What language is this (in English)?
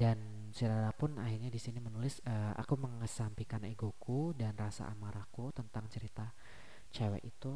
Indonesian